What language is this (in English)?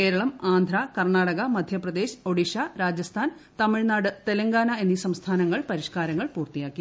Malayalam